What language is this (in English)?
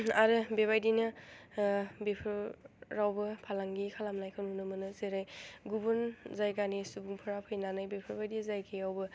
Bodo